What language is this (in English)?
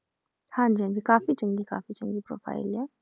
Punjabi